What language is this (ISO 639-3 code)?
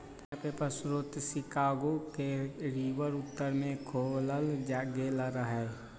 mag